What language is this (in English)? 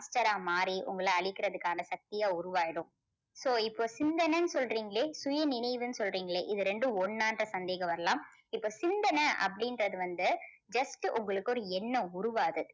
Tamil